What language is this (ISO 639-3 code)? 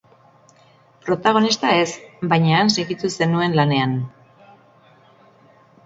eus